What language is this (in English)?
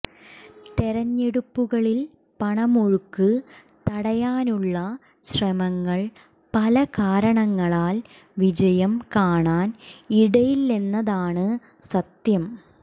Malayalam